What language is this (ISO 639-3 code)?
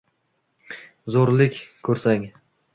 uzb